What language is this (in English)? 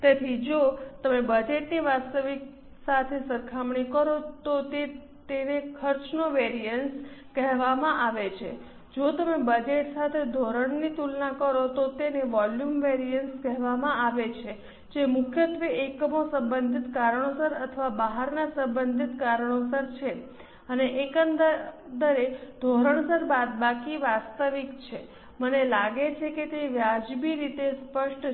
Gujarati